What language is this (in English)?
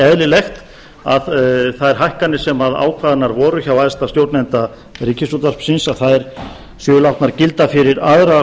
Icelandic